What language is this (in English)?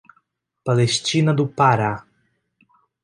Portuguese